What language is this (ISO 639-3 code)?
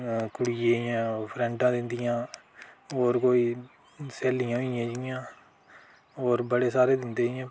doi